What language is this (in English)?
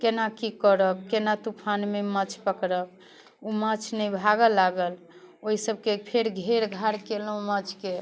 Maithili